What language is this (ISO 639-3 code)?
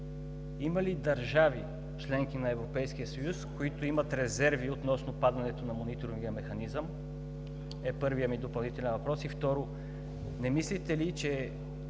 bul